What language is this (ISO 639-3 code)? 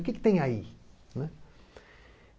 por